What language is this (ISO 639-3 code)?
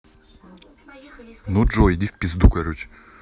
rus